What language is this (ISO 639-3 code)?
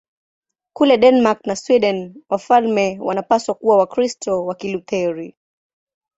swa